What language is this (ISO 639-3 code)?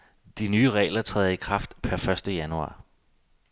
dan